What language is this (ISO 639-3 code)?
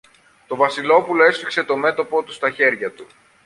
ell